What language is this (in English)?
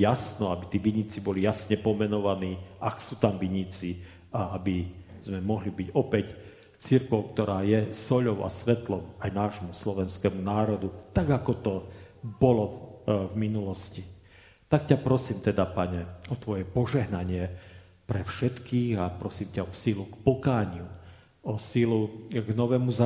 Slovak